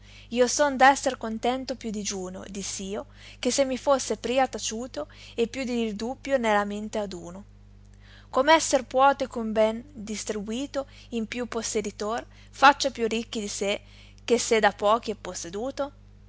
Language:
Italian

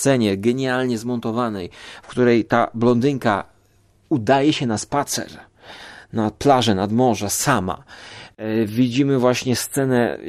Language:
Polish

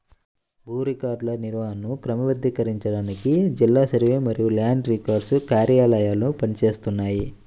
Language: Telugu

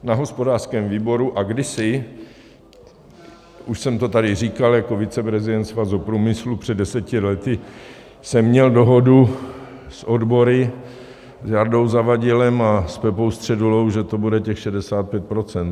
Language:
Czech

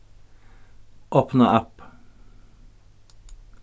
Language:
Faroese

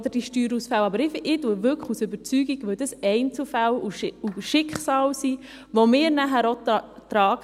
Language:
Swiss German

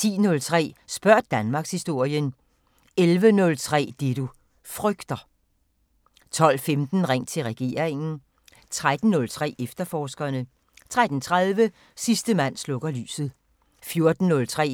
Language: Danish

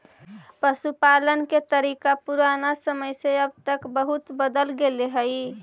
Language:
Magahi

